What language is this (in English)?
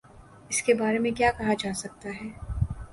Urdu